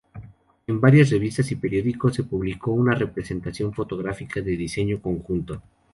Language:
Spanish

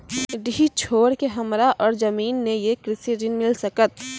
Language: Maithili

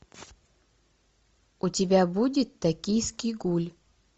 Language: Russian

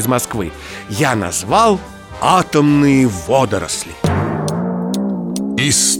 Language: Russian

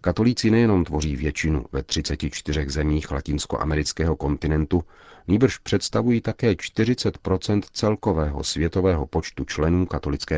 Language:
Czech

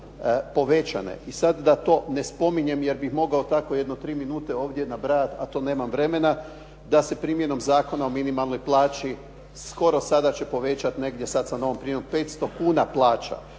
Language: Croatian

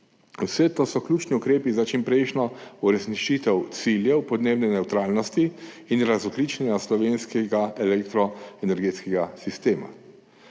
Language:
Slovenian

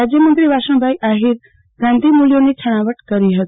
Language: Gujarati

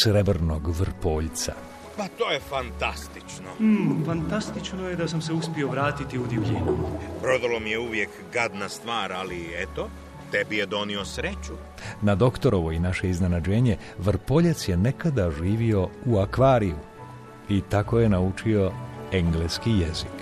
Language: Croatian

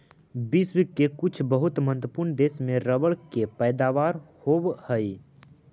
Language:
Magahi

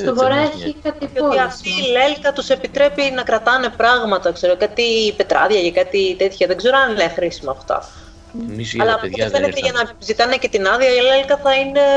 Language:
Greek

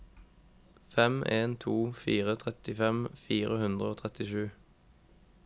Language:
Norwegian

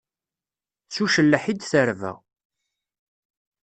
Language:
Kabyle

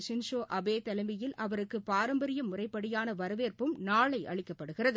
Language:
Tamil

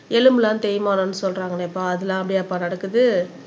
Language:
Tamil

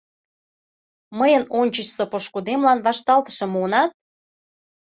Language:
Mari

